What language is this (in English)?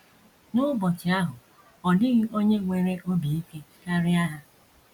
Igbo